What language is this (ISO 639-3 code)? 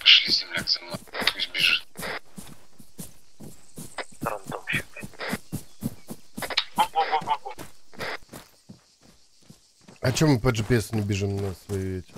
rus